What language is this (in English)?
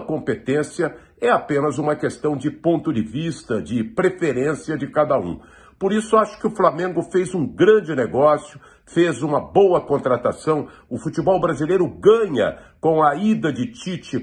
Portuguese